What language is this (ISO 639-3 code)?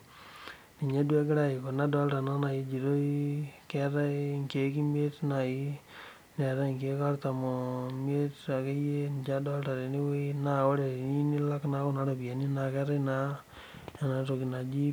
mas